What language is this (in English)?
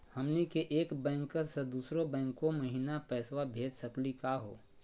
Magahi